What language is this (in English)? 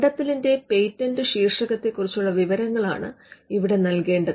Malayalam